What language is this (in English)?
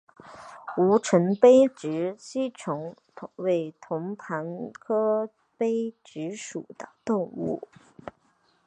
Chinese